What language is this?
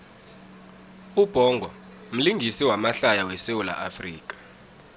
South Ndebele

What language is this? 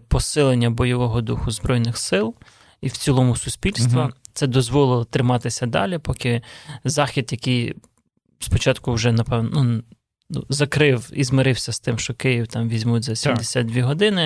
Ukrainian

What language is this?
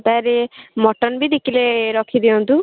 Odia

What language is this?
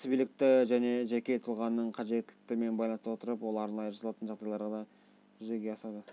Kazakh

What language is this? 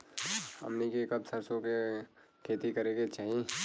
Bhojpuri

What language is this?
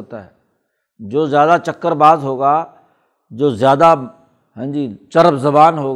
Urdu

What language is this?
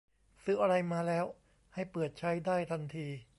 Thai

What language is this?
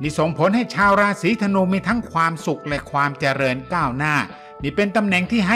Thai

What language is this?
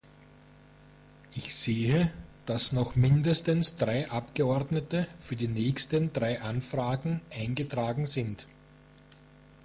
German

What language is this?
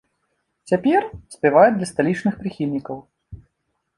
Belarusian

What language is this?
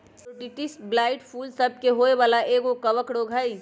Magahi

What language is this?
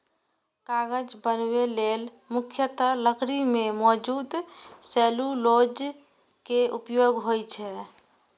Maithili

